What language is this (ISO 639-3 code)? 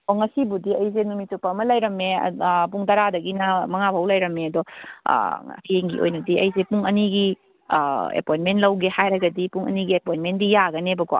mni